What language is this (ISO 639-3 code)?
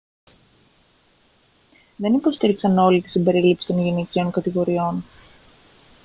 ell